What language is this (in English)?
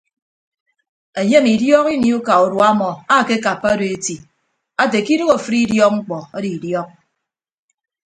Ibibio